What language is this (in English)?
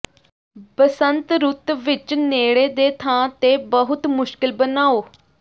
Punjabi